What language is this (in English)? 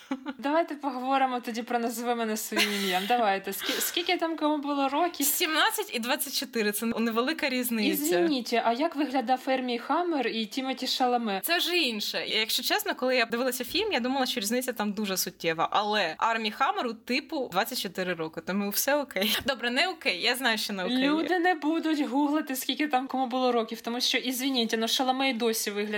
Ukrainian